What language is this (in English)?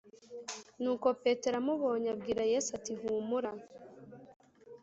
Kinyarwanda